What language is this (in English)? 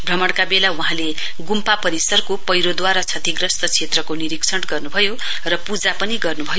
Nepali